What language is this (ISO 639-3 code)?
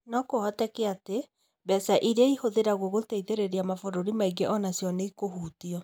kik